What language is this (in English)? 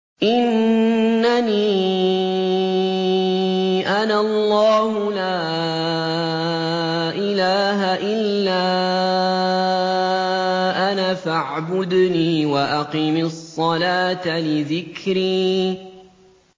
Arabic